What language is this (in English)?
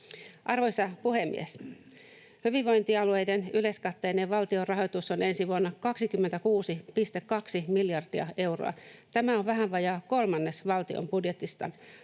Finnish